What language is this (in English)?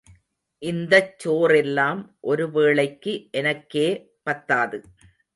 Tamil